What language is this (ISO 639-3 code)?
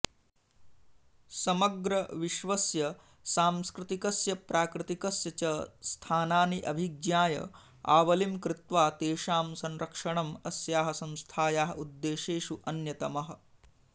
san